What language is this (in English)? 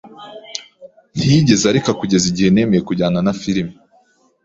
Kinyarwanda